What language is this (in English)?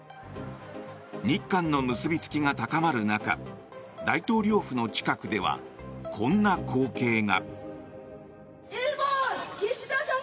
Japanese